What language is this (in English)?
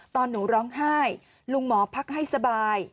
Thai